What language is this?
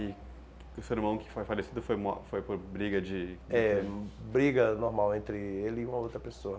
Portuguese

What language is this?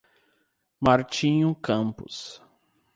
Portuguese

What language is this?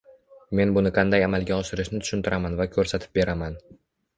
Uzbek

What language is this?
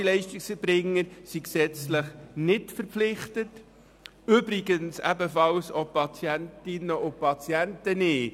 Swiss German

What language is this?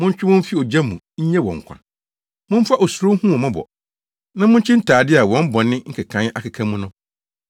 Akan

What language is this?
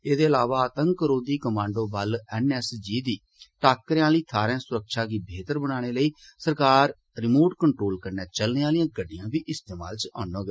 Dogri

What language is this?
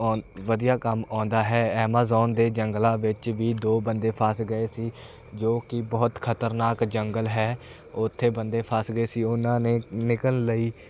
Punjabi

